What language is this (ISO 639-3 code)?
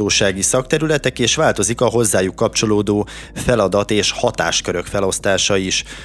hun